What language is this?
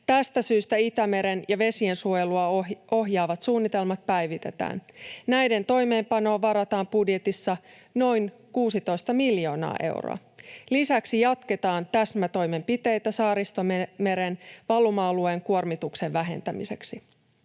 Finnish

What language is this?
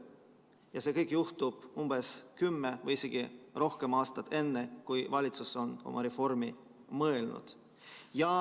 Estonian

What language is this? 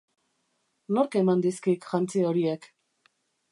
Basque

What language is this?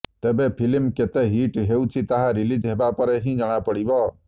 Odia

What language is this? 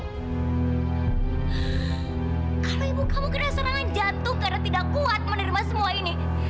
Indonesian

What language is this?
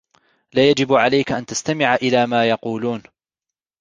Arabic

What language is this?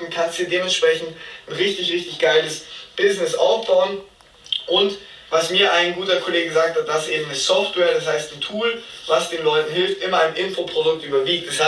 German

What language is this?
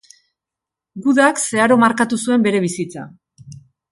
Basque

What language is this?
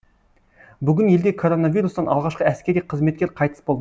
Kazakh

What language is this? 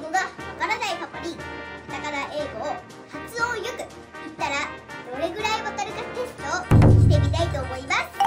Japanese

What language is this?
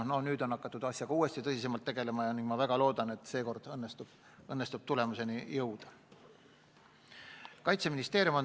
Estonian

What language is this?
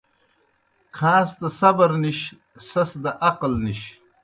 Kohistani Shina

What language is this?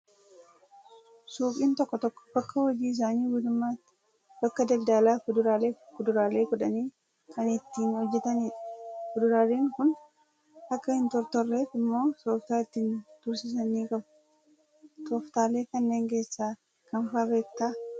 Oromo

